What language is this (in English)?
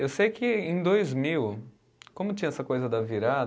Portuguese